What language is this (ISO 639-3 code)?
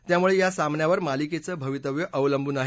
mar